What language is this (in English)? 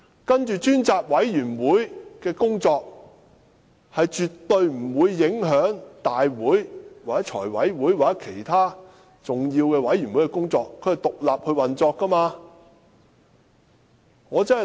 Cantonese